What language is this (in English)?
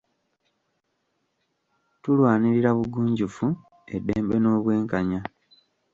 Ganda